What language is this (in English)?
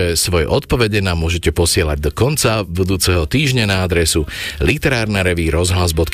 Slovak